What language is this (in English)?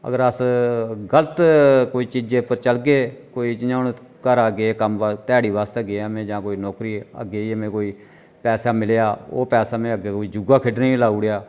Dogri